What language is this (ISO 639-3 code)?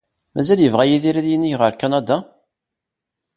kab